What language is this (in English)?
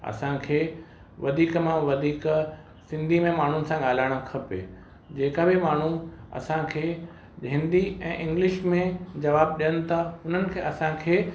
Sindhi